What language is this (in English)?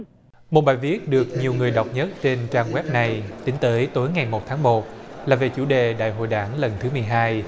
Vietnamese